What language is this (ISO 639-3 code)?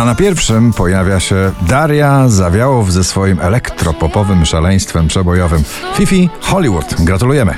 pol